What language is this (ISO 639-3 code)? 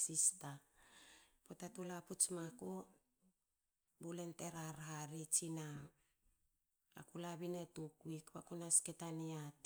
hao